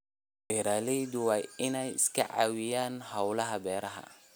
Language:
Somali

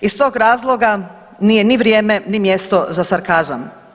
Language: Croatian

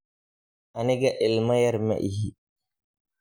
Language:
Somali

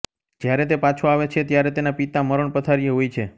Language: Gujarati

